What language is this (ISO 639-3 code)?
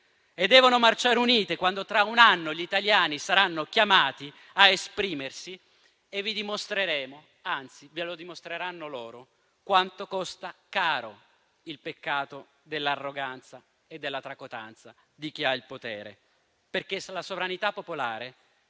ita